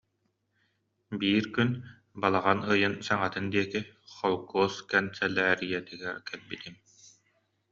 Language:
Yakut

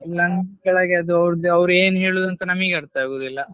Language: Kannada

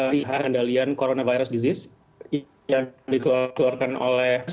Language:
Indonesian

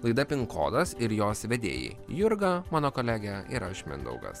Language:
Lithuanian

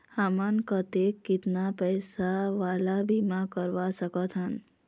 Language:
Chhattisgarhi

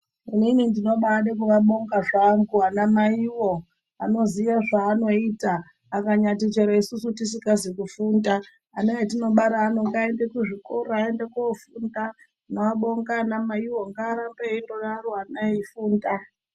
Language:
Ndau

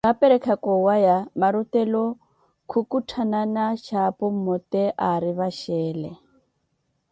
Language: Koti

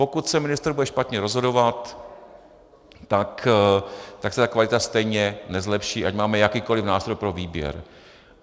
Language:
Czech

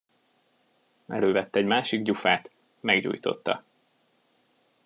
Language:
Hungarian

